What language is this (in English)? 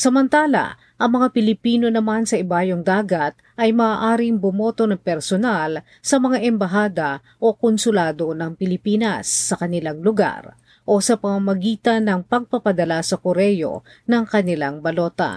Filipino